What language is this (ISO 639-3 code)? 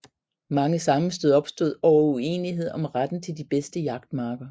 dan